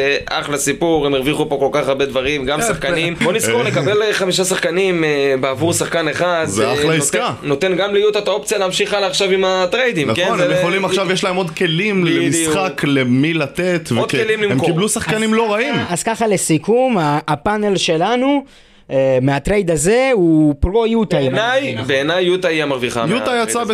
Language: Hebrew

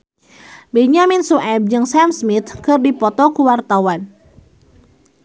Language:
Sundanese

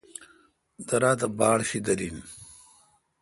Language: Kalkoti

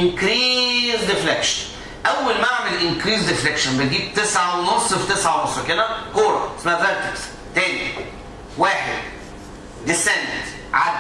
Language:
Arabic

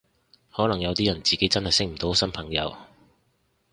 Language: Cantonese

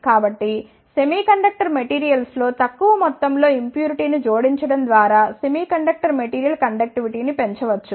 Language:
Telugu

